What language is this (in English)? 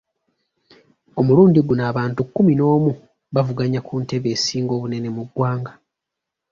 Ganda